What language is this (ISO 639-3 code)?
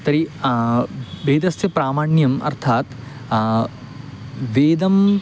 san